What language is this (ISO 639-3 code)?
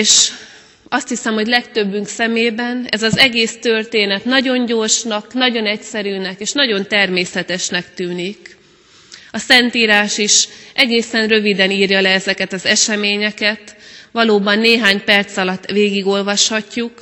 hun